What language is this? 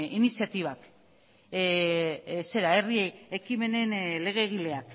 Basque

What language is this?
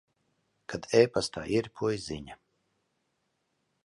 Latvian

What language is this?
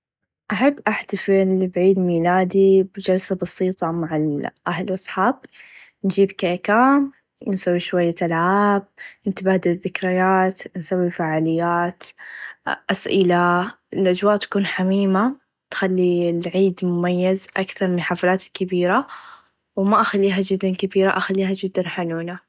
Najdi Arabic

